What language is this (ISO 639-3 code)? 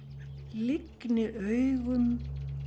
isl